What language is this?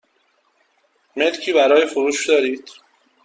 Persian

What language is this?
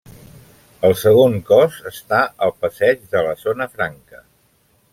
Catalan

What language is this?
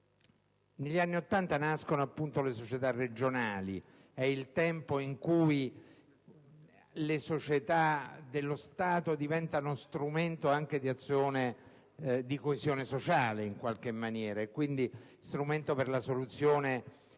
Italian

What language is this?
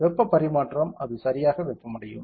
Tamil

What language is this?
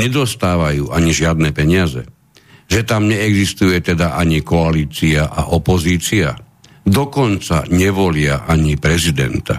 Slovak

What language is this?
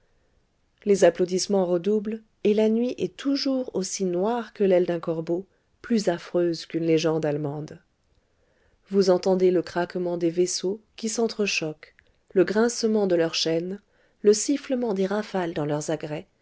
French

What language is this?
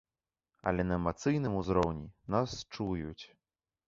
Belarusian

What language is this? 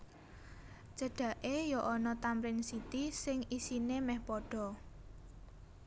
Javanese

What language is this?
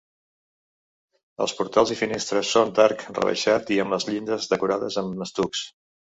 Catalan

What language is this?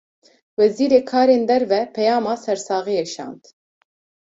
Kurdish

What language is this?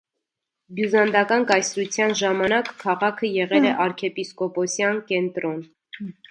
Armenian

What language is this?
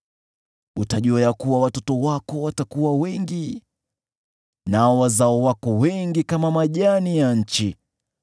Swahili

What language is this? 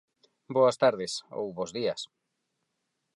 Galician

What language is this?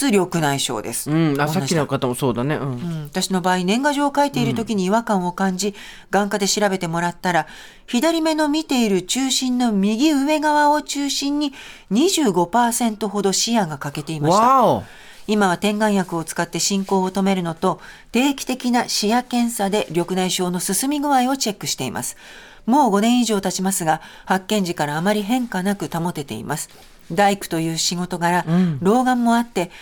Japanese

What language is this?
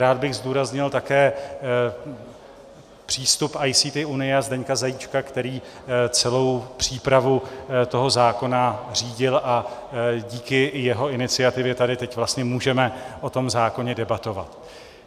Czech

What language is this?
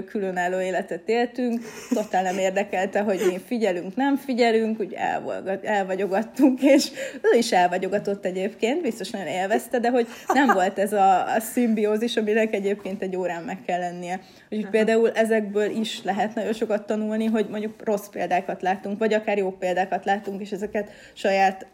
Hungarian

